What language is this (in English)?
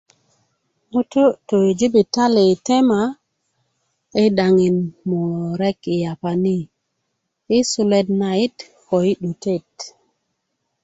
Kuku